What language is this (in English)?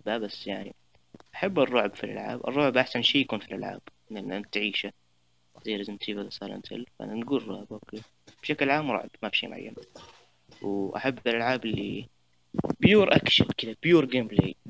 Arabic